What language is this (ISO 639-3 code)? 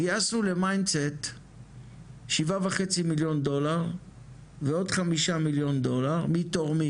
heb